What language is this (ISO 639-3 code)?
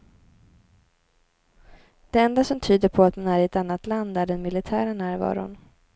swe